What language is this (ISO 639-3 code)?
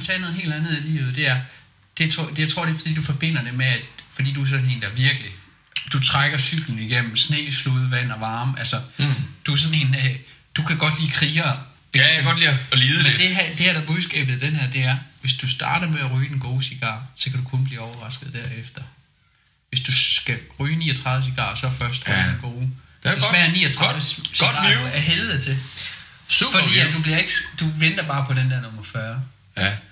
dan